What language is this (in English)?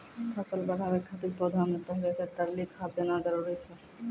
Maithili